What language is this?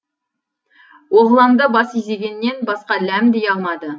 Kazakh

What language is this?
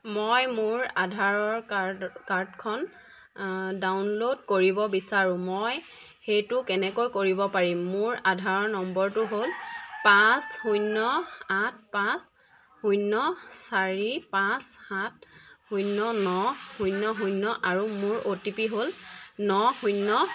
Assamese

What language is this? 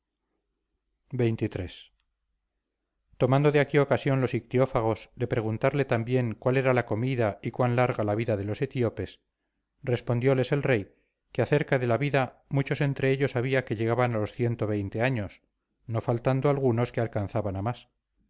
Spanish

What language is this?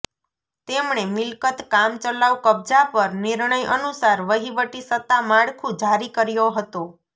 Gujarati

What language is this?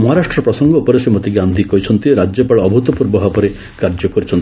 Odia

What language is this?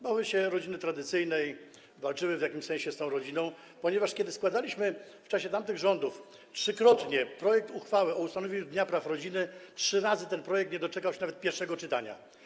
Polish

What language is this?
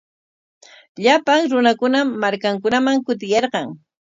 Corongo Ancash Quechua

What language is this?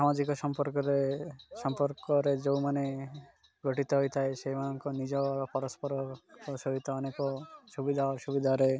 Odia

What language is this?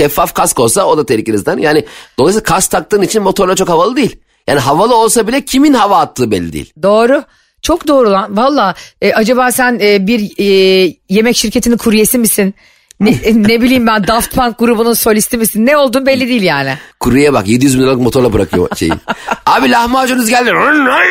Turkish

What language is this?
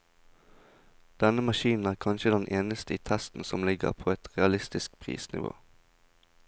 Norwegian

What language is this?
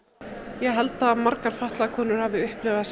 Icelandic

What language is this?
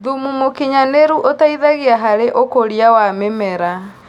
Kikuyu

